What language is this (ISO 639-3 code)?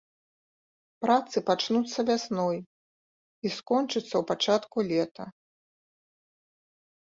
bel